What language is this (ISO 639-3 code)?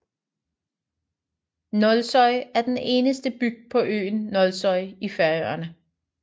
dan